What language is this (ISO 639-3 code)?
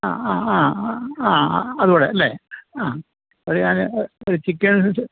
mal